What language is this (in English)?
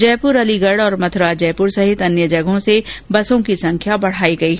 Hindi